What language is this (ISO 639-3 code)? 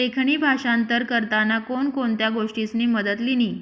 mar